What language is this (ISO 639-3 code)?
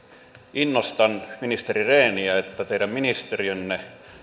fin